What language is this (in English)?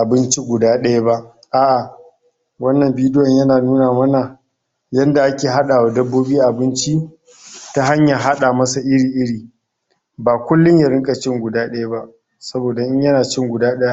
Hausa